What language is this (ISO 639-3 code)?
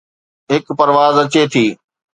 snd